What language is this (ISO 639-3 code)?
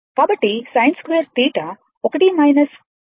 tel